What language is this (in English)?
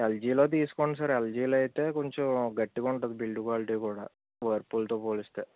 Telugu